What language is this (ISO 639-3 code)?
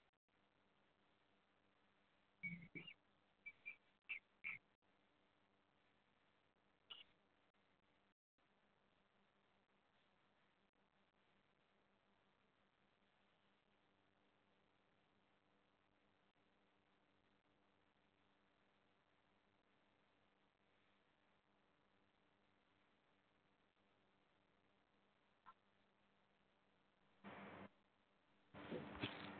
pan